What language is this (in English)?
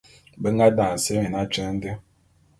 Bulu